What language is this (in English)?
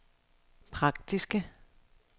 Danish